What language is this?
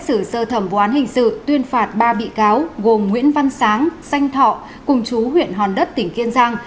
Vietnamese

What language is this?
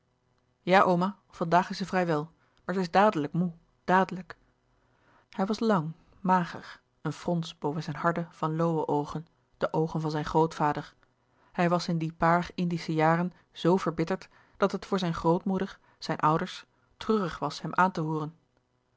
Dutch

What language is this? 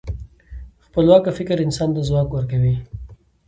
Pashto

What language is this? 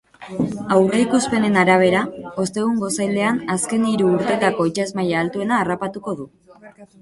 Basque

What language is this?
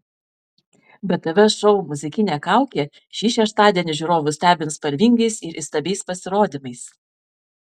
Lithuanian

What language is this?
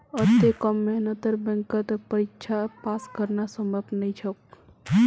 Magahi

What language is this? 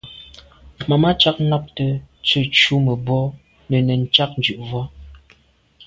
Medumba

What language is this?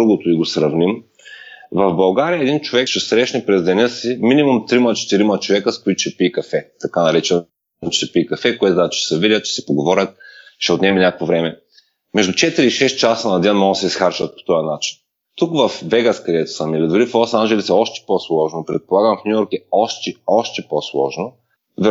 Bulgarian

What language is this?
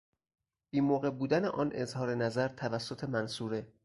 Persian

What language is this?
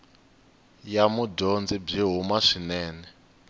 Tsonga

